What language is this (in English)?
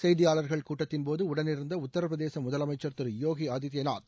Tamil